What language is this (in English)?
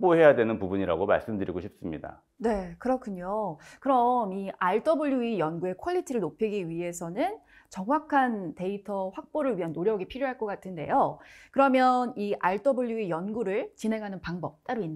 Korean